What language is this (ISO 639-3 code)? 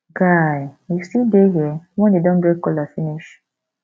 pcm